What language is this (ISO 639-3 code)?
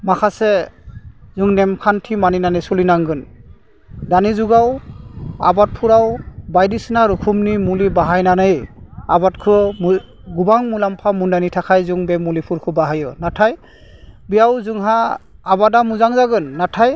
brx